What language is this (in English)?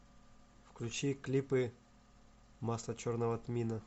Russian